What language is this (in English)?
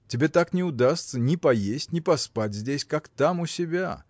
Russian